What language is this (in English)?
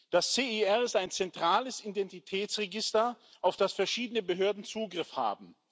German